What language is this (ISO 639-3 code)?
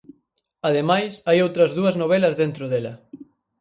glg